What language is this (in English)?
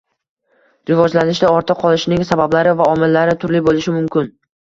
Uzbek